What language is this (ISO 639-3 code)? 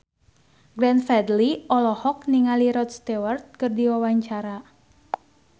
sun